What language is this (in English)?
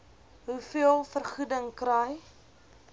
Afrikaans